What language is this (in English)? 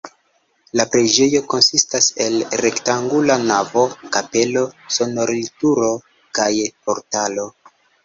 Esperanto